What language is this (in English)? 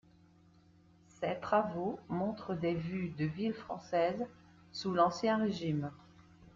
French